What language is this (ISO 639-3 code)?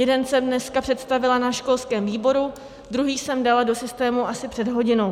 ces